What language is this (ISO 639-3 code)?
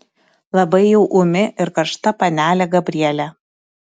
lit